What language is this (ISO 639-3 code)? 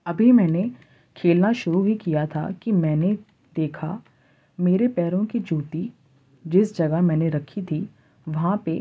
urd